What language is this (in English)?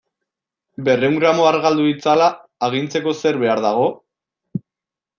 Basque